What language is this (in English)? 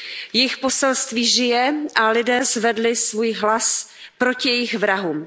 Czech